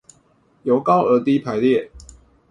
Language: Chinese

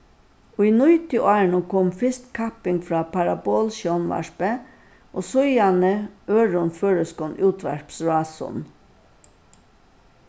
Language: Faroese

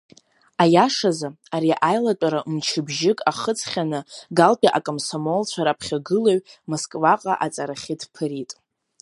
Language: Abkhazian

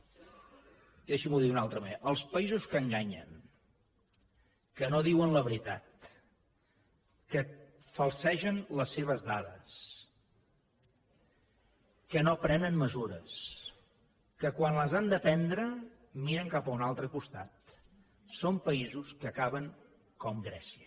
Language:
Catalan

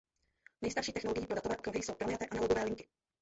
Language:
Czech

